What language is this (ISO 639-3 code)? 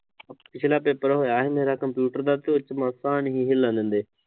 pan